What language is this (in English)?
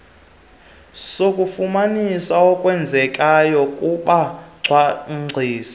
Xhosa